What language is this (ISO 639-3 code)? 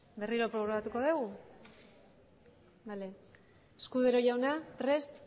eus